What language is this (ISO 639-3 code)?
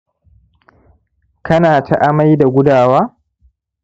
hau